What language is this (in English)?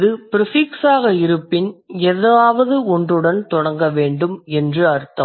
Tamil